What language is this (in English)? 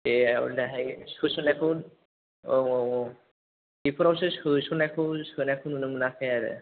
Bodo